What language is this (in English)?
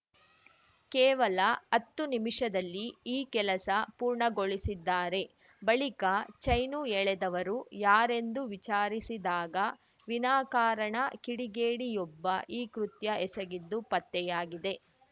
Kannada